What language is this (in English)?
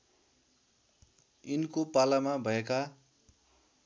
Nepali